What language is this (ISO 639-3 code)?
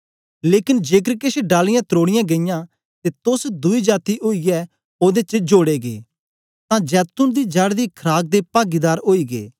doi